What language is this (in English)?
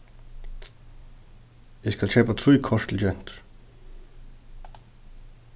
Faroese